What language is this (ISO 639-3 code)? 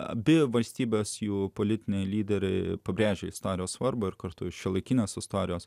lit